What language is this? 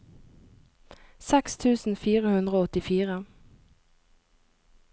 Norwegian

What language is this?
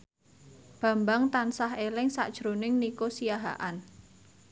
Javanese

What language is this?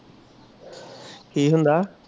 Punjabi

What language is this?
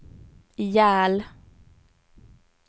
Swedish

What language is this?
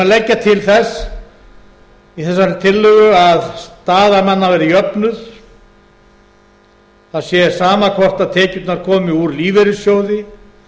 Icelandic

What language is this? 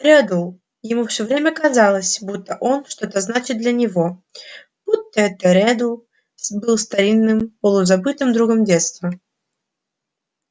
Russian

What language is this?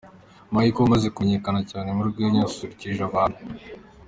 Kinyarwanda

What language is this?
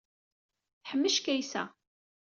Kabyle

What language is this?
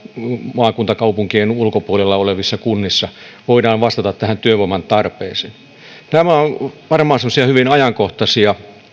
Finnish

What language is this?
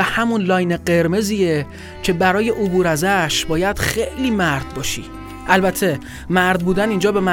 Persian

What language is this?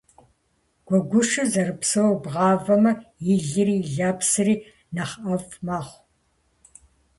Kabardian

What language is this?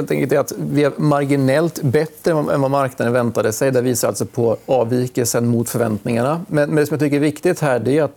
Swedish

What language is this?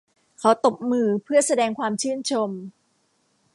Thai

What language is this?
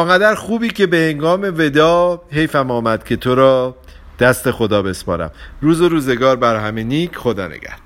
Persian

